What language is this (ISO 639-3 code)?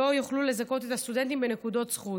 heb